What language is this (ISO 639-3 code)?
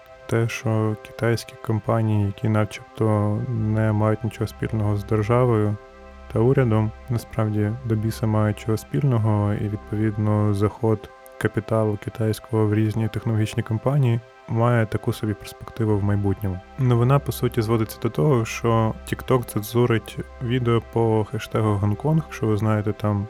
ukr